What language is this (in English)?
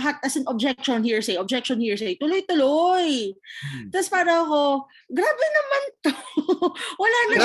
Filipino